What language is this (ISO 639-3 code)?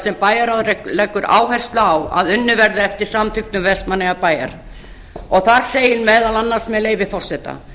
isl